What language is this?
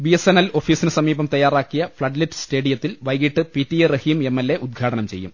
Malayalam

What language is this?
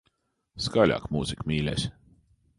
Latvian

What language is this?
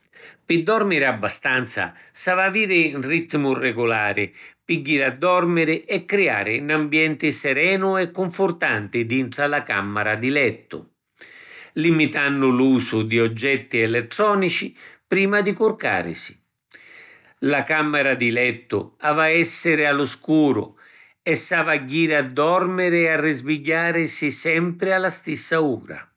Sicilian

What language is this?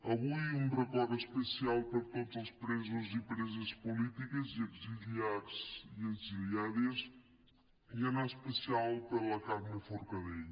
Catalan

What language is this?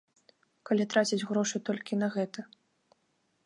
Belarusian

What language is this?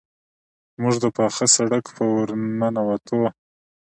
Pashto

